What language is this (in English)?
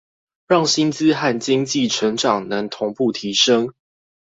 Chinese